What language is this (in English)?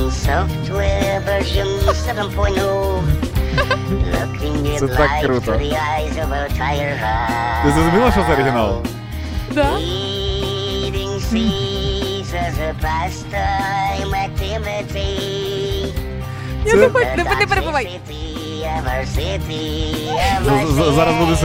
Ukrainian